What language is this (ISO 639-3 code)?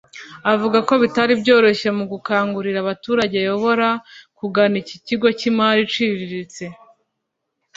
kin